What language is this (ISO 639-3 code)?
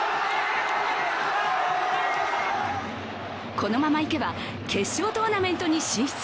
jpn